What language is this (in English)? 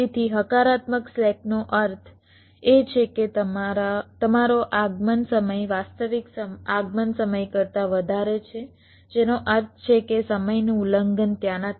Gujarati